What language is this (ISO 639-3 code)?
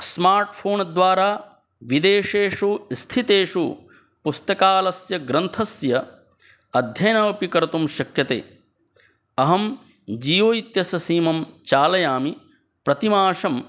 san